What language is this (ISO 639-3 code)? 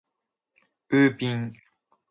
jpn